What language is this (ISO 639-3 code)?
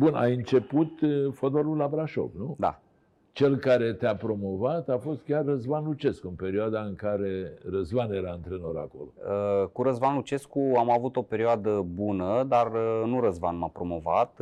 ron